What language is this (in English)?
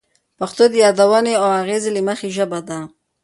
Pashto